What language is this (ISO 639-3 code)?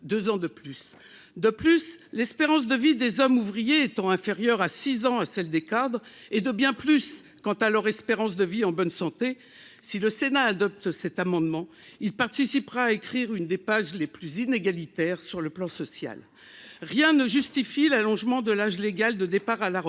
fra